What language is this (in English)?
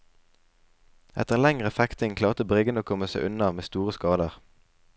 Norwegian